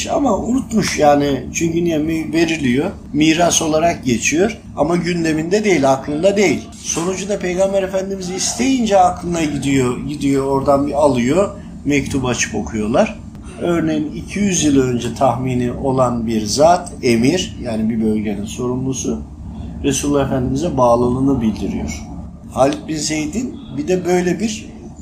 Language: Turkish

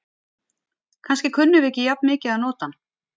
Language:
Icelandic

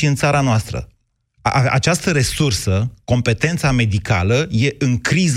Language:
Romanian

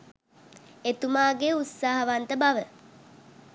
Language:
Sinhala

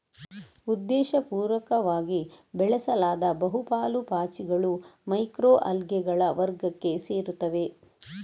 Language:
Kannada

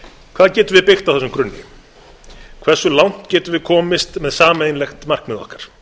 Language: Icelandic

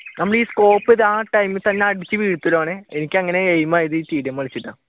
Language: Malayalam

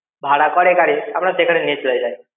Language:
Bangla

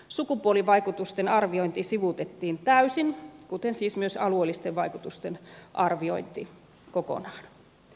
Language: Finnish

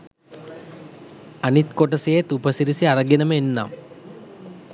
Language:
Sinhala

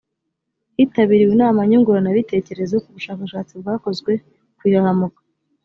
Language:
Kinyarwanda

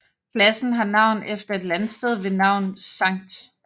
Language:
Danish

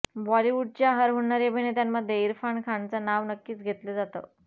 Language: Marathi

